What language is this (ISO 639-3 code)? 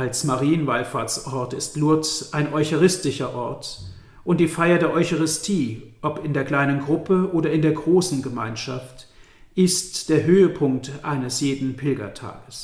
deu